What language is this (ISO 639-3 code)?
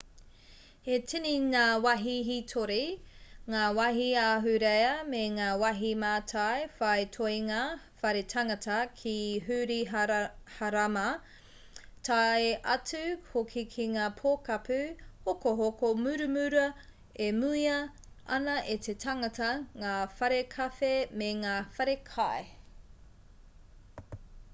mri